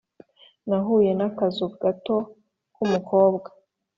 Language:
Kinyarwanda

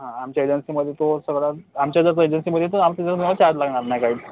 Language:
Marathi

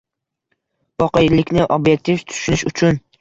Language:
Uzbek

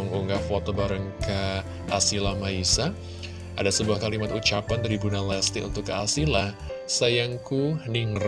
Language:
Indonesian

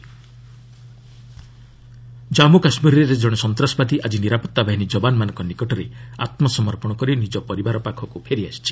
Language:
Odia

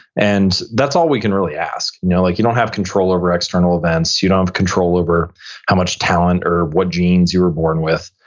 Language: English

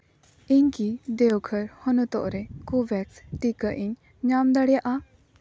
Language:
Santali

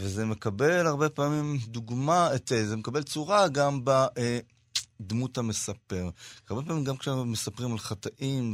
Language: Hebrew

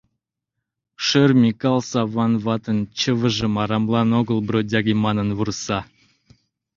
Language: Mari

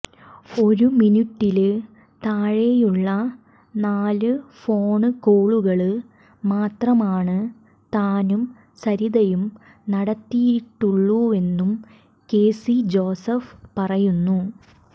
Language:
Malayalam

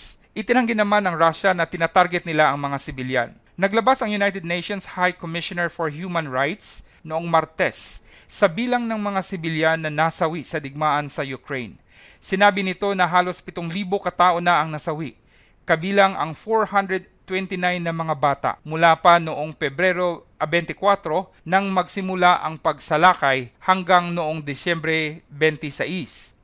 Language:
Filipino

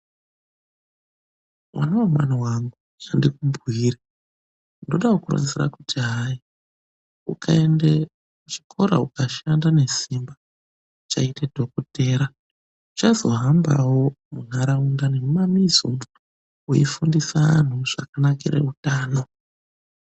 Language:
Ndau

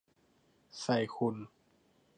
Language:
Thai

